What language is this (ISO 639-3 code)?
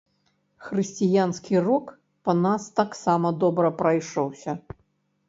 bel